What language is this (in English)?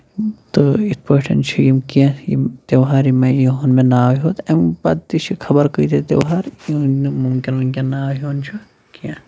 Kashmiri